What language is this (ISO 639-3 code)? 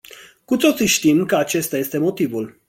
ron